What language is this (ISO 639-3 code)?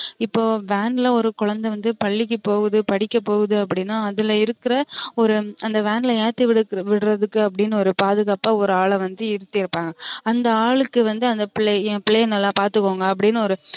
tam